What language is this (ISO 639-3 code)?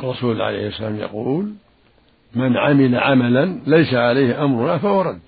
ara